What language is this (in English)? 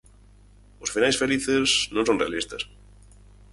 Galician